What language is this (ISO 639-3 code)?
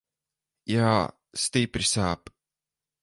lav